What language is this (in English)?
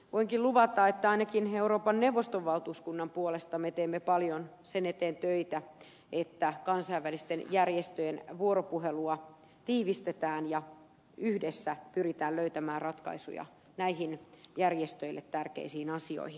Finnish